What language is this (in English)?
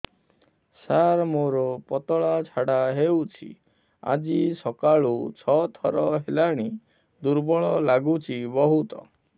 Odia